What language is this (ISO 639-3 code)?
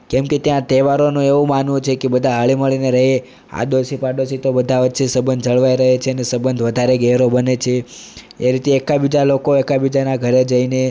guj